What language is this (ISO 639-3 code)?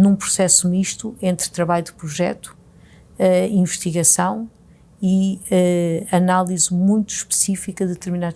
por